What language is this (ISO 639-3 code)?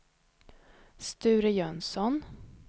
swe